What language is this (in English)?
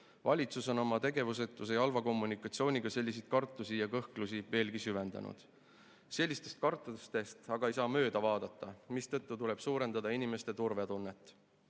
Estonian